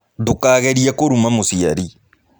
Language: Kikuyu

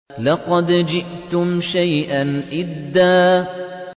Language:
Arabic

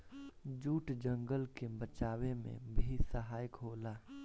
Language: Bhojpuri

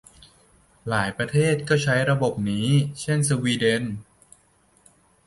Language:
Thai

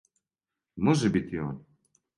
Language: Serbian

